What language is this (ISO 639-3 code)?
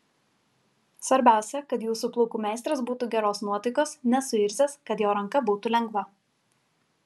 lit